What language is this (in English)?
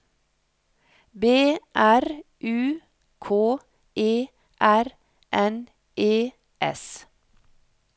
Norwegian